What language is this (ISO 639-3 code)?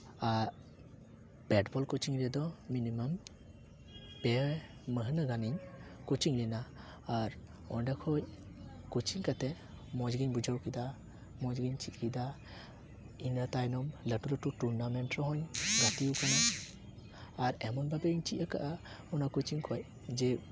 sat